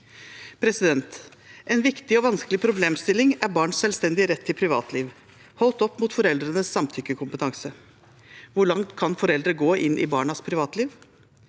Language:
Norwegian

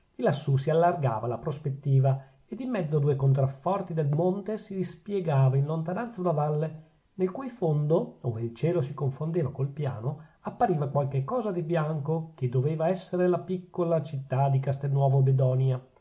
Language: Italian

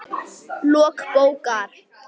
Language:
Icelandic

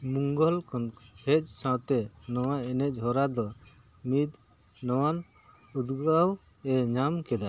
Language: Santali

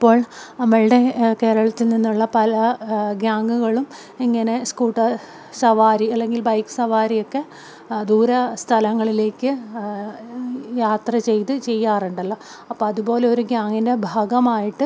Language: Malayalam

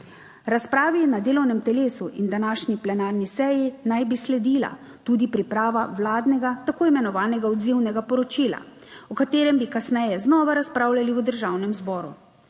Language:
Slovenian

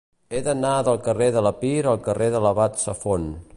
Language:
Catalan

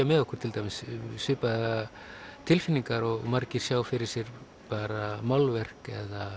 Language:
Icelandic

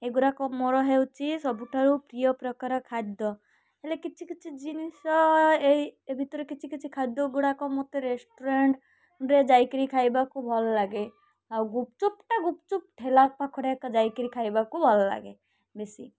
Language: Odia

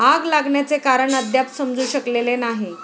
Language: Marathi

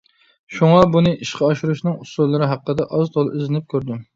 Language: Uyghur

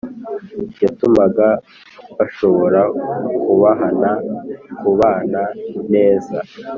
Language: Kinyarwanda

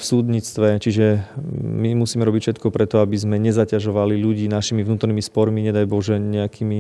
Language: Slovak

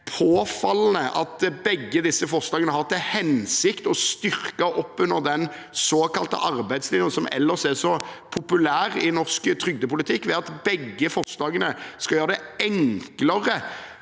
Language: Norwegian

